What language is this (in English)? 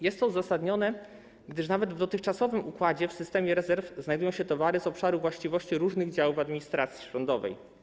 Polish